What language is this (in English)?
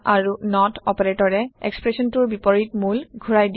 Assamese